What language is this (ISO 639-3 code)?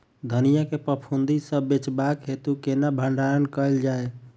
mai